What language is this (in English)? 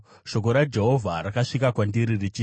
Shona